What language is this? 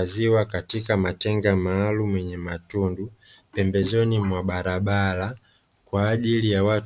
Swahili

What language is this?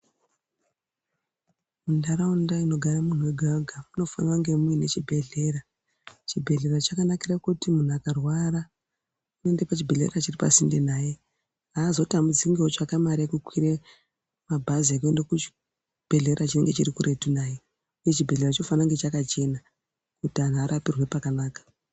Ndau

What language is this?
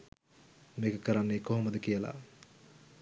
Sinhala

